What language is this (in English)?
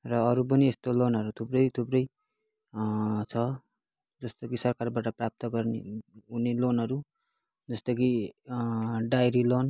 Nepali